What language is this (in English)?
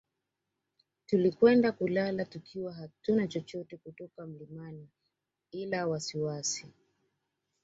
Swahili